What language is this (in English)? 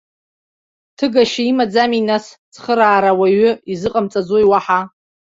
Abkhazian